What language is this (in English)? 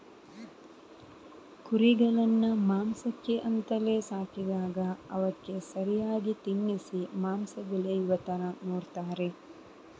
Kannada